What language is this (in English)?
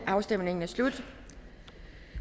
Danish